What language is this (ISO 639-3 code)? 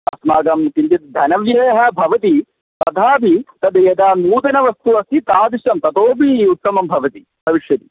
san